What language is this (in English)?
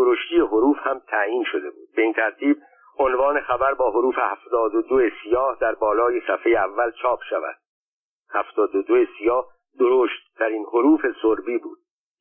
Persian